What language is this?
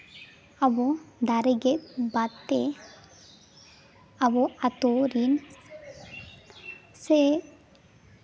Santali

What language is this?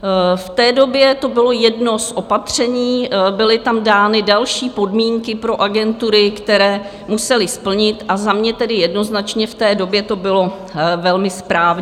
Czech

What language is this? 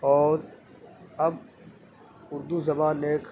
Urdu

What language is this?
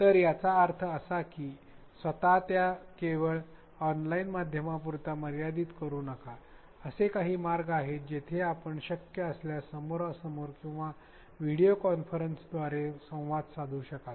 Marathi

